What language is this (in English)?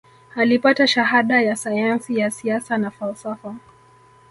Swahili